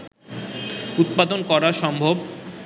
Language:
Bangla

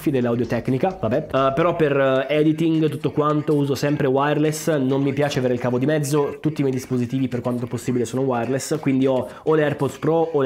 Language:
Italian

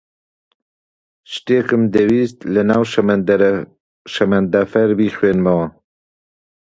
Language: Central Kurdish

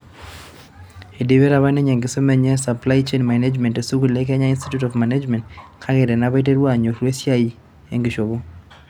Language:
Masai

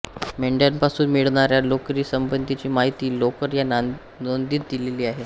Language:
Marathi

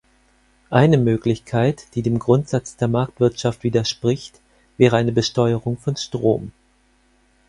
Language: German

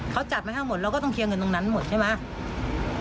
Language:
Thai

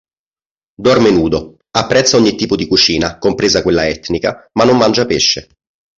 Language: Italian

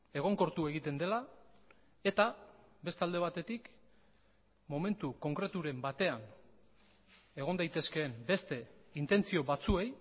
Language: Basque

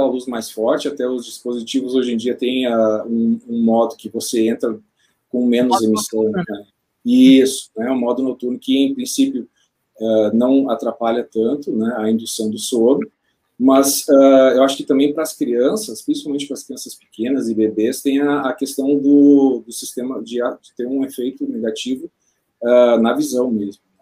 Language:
Portuguese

